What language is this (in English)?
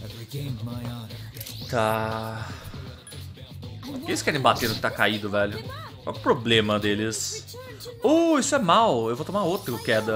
Portuguese